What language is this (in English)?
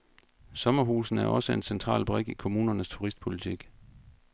Danish